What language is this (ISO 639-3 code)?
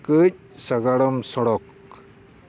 sat